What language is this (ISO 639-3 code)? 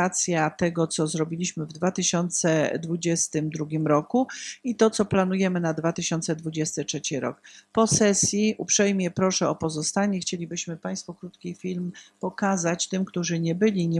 pol